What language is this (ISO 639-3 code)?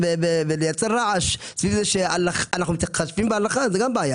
heb